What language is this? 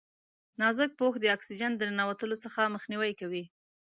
Pashto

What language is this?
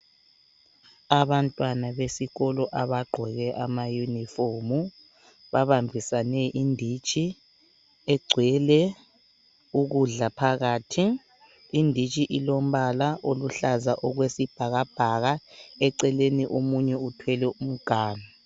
North Ndebele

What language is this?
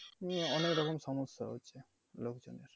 Bangla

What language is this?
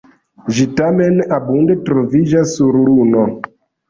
Esperanto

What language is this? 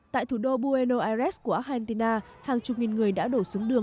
Vietnamese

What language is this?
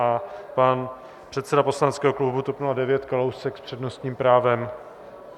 Czech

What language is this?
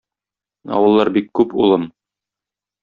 Tatar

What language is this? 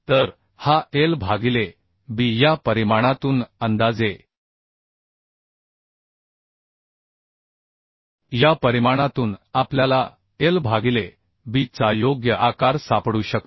Marathi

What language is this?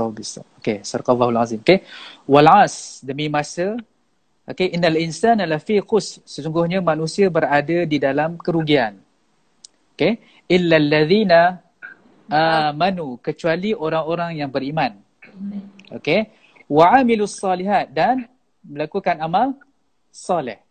Malay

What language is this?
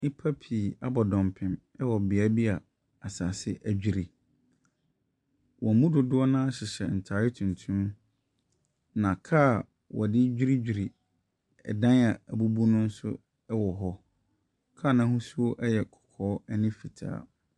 Akan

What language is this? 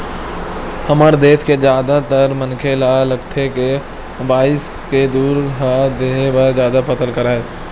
Chhattisgarhi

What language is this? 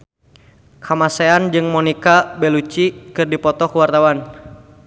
Sundanese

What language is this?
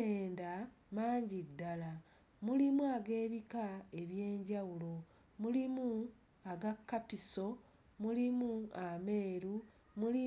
Ganda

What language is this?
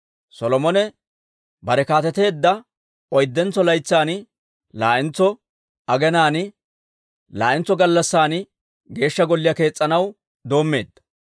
Dawro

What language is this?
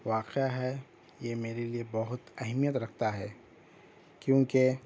Urdu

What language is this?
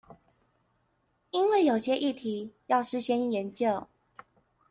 Chinese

